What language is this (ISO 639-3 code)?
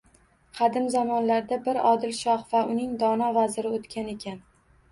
uzb